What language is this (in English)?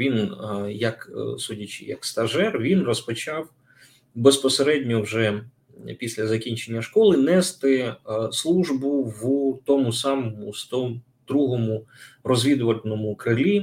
Ukrainian